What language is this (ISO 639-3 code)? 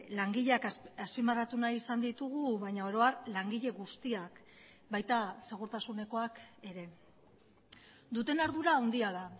eus